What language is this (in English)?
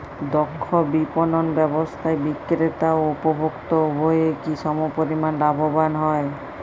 Bangla